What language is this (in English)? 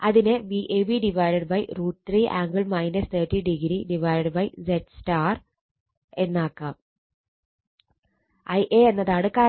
Malayalam